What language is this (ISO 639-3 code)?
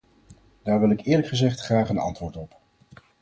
nld